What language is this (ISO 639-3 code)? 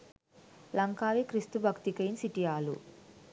sin